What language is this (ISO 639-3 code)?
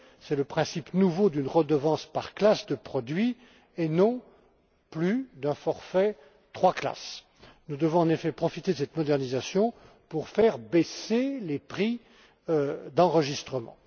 fra